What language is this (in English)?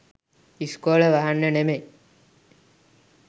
Sinhala